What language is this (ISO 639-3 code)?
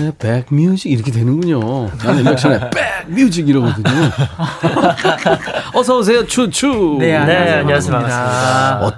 kor